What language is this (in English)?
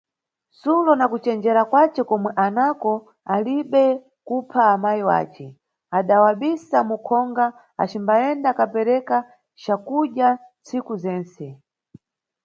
Nyungwe